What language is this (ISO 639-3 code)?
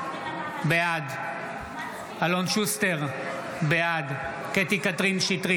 heb